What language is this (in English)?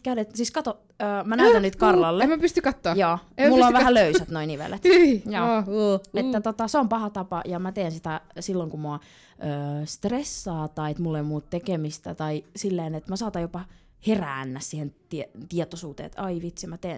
Finnish